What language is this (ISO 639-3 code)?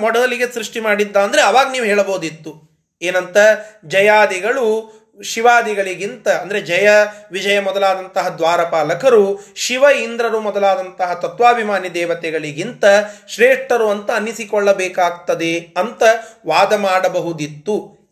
kan